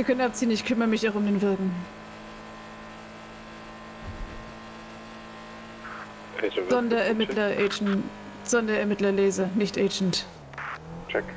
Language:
German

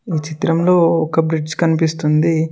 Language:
Telugu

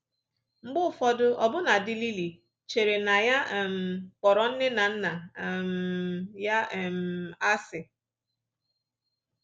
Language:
Igbo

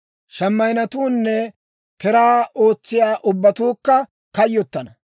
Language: Dawro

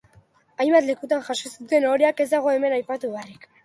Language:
Basque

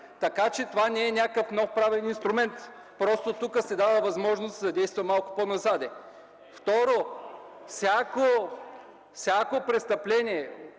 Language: Bulgarian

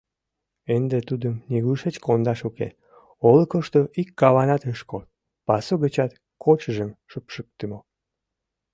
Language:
Mari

